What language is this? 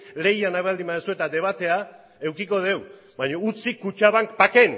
Basque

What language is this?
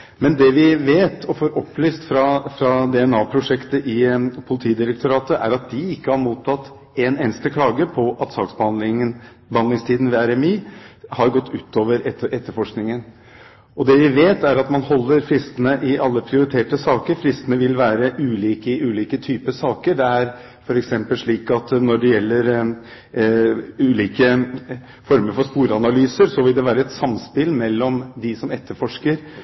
Norwegian Bokmål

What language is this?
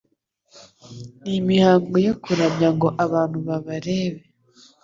Kinyarwanda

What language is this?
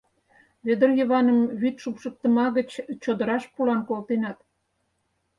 Mari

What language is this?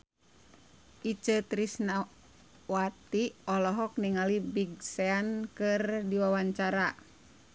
Sundanese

